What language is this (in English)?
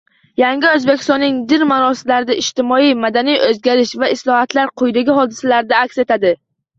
Uzbek